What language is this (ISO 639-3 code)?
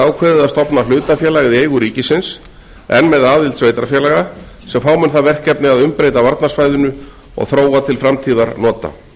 isl